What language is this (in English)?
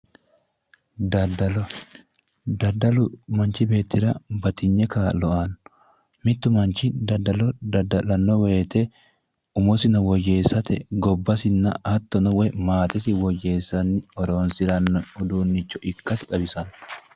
Sidamo